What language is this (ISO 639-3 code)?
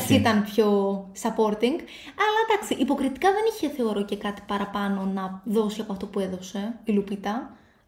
ell